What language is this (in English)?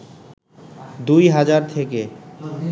Bangla